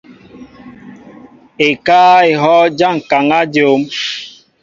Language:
Mbo (Cameroon)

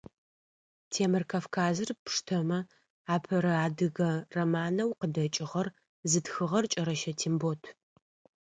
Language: Adyghe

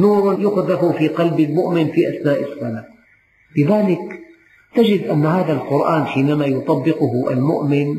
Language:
Arabic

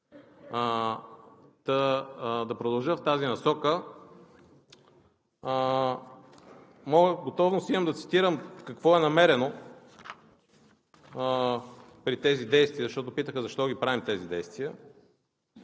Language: Bulgarian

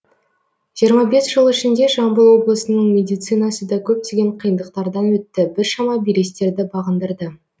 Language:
Kazakh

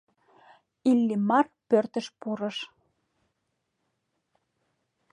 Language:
Mari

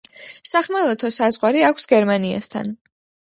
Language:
Georgian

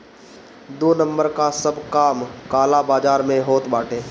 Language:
Bhojpuri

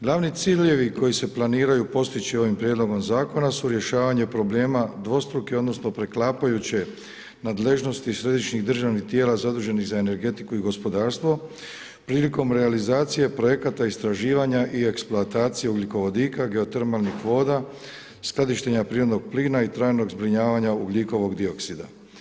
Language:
Croatian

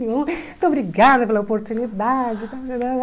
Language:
Portuguese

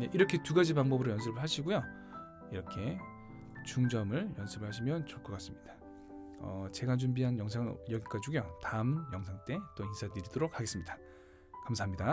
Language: Korean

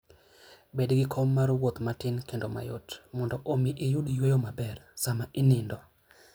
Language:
Luo (Kenya and Tanzania)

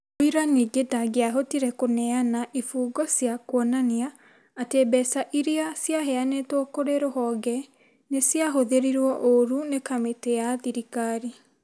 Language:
Kikuyu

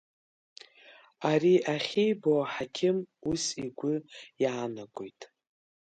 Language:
Abkhazian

